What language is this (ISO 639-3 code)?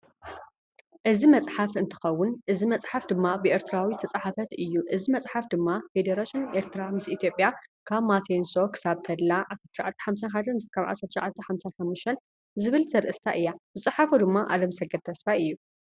tir